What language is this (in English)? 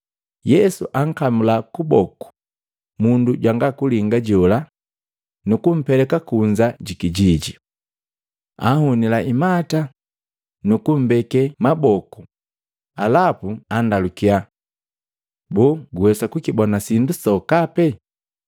Matengo